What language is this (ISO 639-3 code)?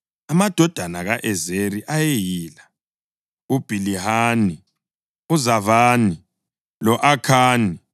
nde